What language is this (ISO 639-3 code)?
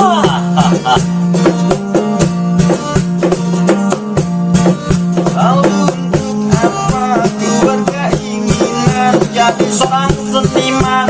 ind